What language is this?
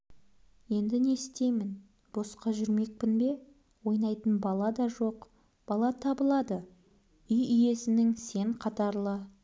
Kazakh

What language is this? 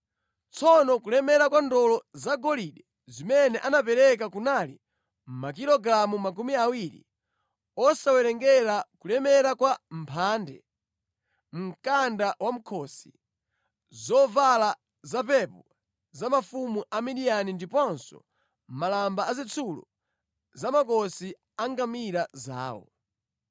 Nyanja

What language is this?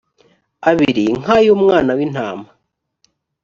Kinyarwanda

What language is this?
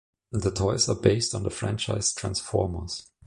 English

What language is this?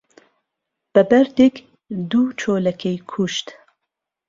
Central Kurdish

